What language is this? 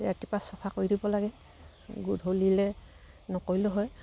Assamese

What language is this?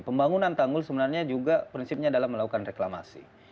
Indonesian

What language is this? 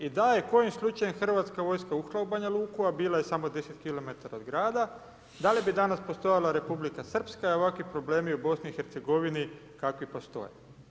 Croatian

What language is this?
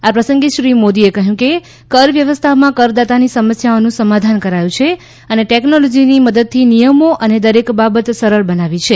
Gujarati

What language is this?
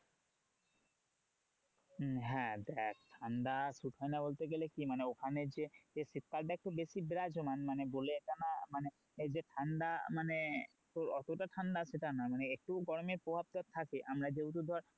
Bangla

